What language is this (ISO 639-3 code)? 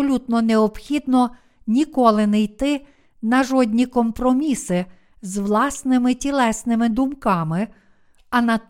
ukr